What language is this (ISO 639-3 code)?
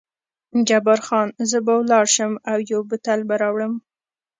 pus